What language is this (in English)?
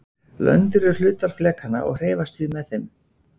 Icelandic